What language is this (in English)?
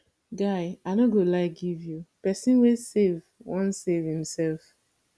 Nigerian Pidgin